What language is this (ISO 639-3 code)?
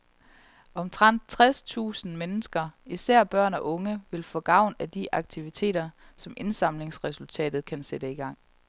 dan